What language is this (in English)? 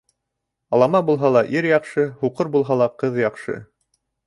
Bashkir